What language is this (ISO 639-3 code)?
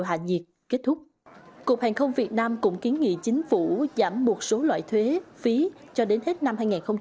vie